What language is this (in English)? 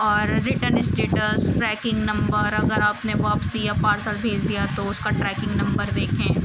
Urdu